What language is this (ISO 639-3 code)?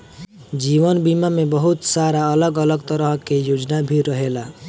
bho